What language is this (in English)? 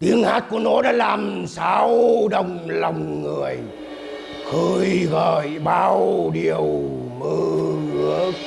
Vietnamese